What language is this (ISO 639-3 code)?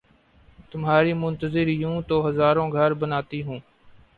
urd